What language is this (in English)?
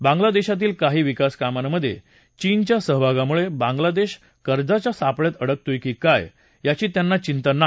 Marathi